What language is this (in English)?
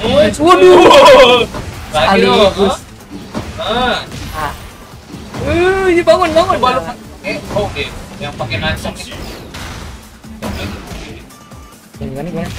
Indonesian